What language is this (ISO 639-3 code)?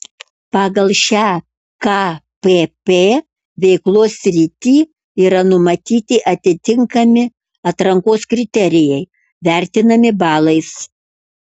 lit